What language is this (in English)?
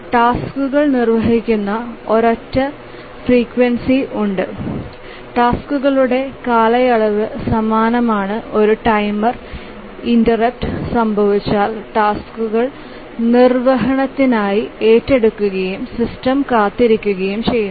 Malayalam